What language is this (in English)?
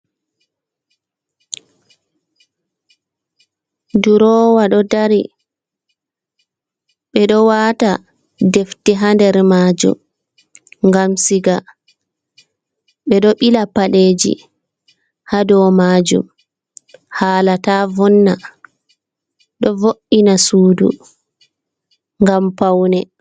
Fula